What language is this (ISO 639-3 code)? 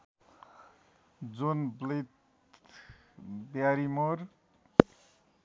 nep